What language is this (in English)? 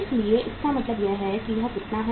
Hindi